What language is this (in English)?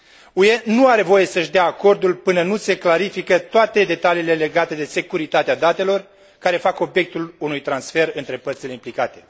Romanian